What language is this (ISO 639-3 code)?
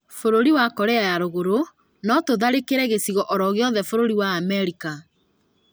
kik